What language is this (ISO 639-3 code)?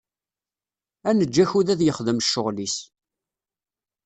kab